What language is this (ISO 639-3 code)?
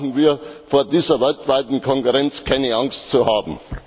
deu